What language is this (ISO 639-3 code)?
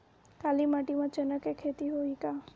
hne